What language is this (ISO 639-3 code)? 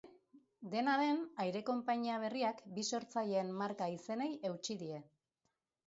eus